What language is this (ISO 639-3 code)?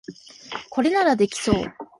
jpn